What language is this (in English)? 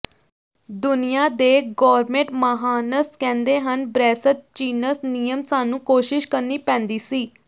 Punjabi